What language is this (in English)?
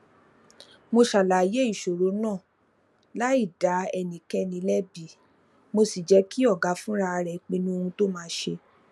Yoruba